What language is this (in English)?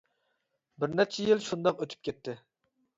Uyghur